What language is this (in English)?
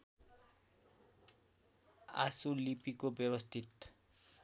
Nepali